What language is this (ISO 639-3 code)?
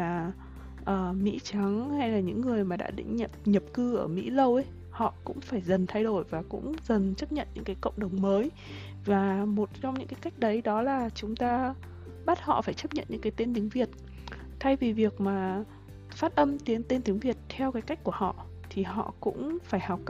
vie